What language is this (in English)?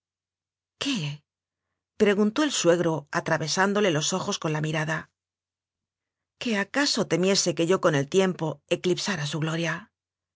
Spanish